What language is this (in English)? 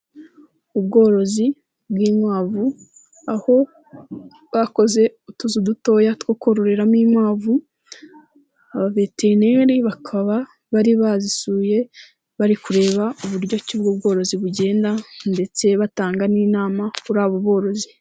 Kinyarwanda